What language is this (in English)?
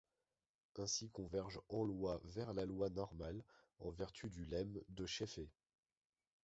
French